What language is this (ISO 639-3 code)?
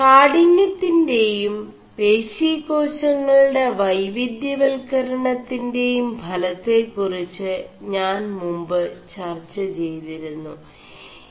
mal